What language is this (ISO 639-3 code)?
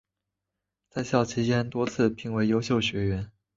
zho